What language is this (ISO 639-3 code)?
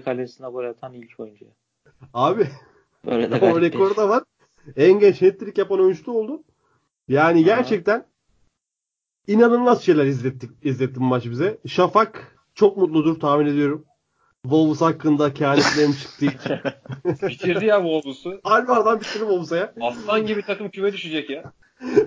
tur